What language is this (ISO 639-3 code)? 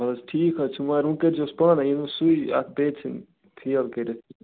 kas